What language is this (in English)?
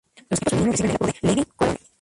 Spanish